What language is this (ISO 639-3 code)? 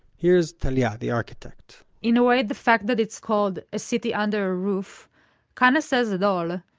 eng